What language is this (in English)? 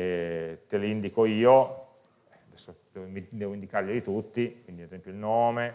Italian